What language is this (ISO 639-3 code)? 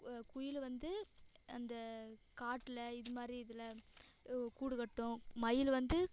tam